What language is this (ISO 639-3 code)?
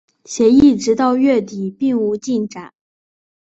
zho